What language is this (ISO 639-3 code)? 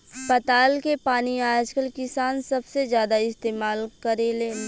bho